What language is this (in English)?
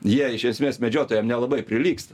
Lithuanian